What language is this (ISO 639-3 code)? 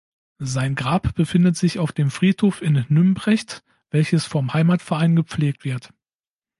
deu